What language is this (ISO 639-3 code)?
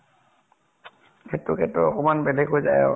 asm